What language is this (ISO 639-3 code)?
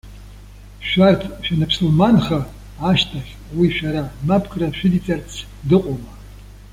abk